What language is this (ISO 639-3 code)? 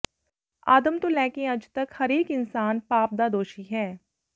pan